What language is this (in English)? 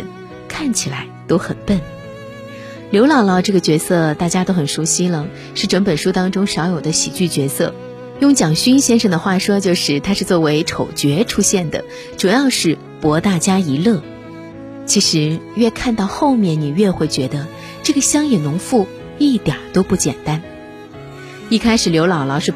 Chinese